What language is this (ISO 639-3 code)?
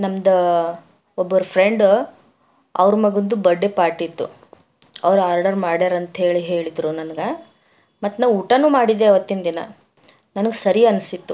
kan